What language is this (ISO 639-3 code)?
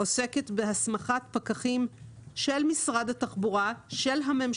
heb